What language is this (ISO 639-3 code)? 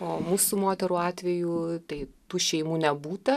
lit